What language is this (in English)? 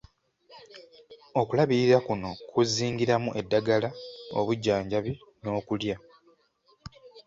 Ganda